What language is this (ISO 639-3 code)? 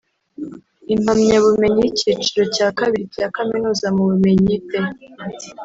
kin